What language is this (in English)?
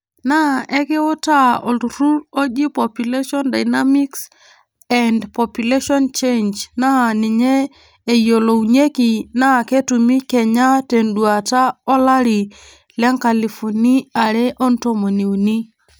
Masai